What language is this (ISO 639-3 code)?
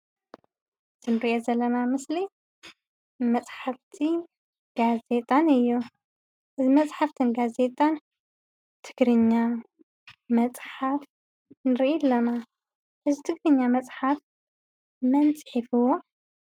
tir